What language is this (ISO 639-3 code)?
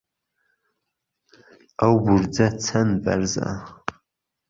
ckb